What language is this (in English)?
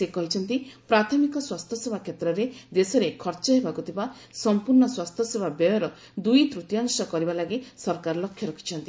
Odia